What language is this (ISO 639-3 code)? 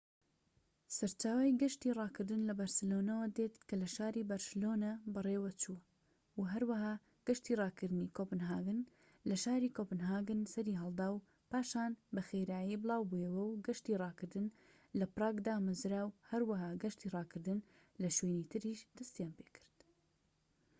ckb